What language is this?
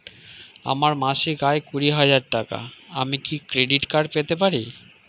Bangla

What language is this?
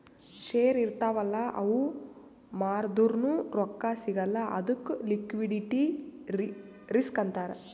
Kannada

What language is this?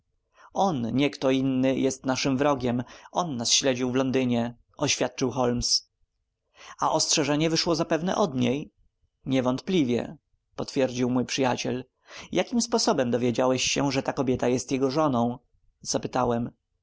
Polish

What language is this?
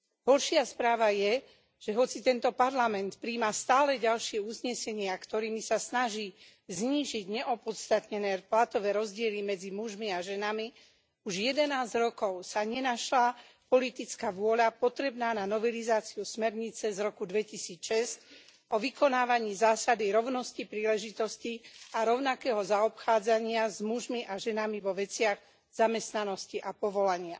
Slovak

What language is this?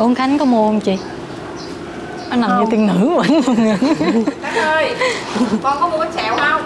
Vietnamese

